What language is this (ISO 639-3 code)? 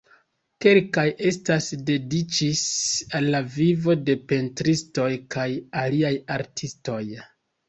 epo